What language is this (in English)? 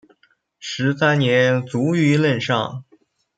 Chinese